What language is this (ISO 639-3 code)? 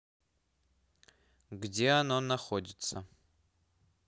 rus